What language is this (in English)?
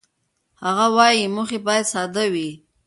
Pashto